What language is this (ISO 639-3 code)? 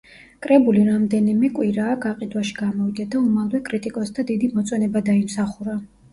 kat